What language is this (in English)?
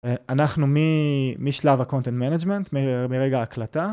Hebrew